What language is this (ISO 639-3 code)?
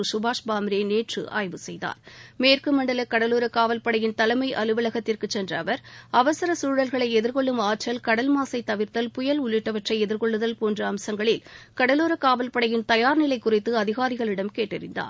tam